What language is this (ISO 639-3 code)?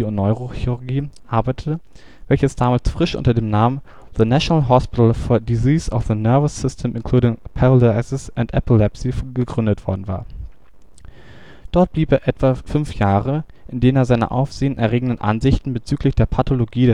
deu